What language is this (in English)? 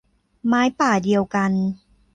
Thai